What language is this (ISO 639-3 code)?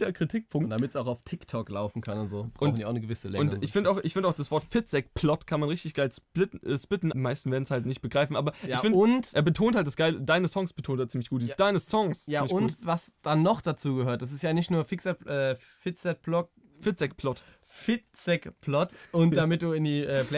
deu